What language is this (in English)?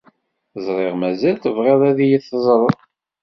Kabyle